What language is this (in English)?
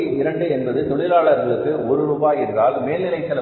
Tamil